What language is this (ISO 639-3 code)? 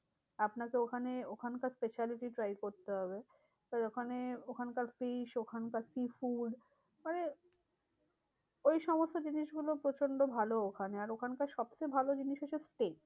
ben